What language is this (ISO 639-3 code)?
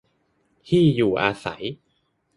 tha